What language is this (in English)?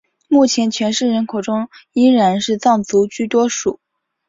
Chinese